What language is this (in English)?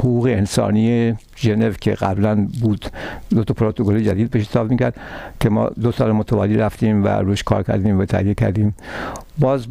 Persian